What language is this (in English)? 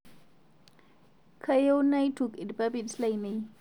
Masai